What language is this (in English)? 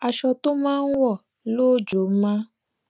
Yoruba